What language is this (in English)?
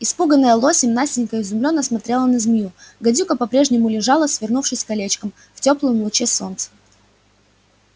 Russian